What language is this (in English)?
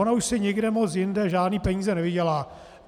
Czech